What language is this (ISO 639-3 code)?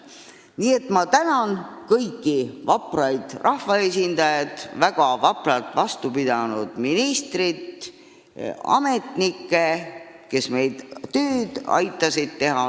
est